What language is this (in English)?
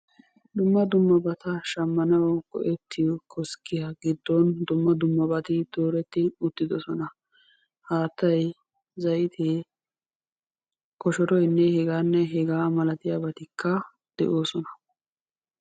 Wolaytta